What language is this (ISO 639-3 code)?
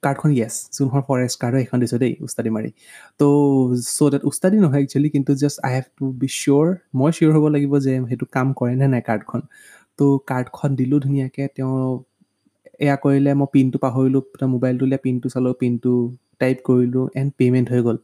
hin